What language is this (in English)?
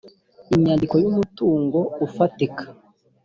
Kinyarwanda